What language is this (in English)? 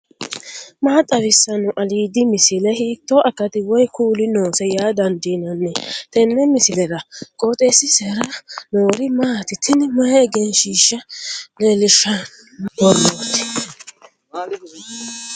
Sidamo